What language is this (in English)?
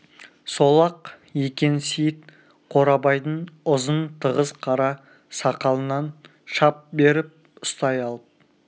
Kazakh